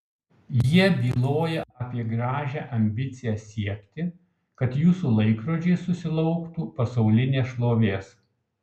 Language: Lithuanian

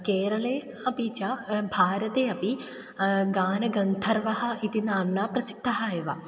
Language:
Sanskrit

